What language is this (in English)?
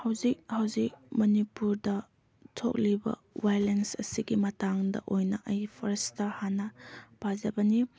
Manipuri